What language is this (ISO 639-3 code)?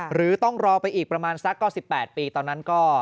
tha